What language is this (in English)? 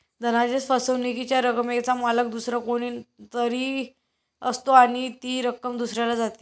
Marathi